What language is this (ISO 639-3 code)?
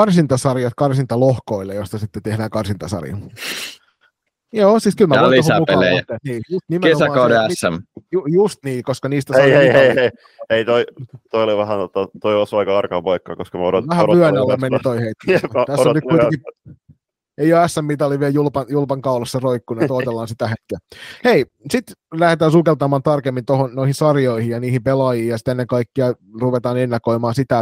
fin